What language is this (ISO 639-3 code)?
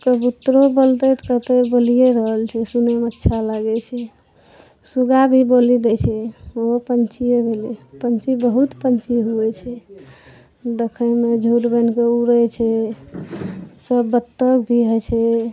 mai